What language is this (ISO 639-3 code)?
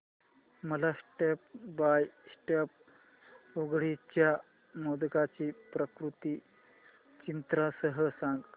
mar